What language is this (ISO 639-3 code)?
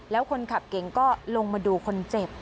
tha